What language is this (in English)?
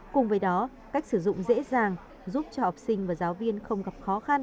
Vietnamese